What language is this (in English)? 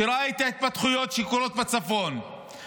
Hebrew